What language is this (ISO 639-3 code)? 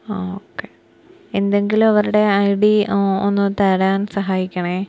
mal